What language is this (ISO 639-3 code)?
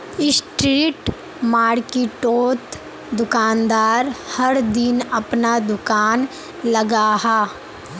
mag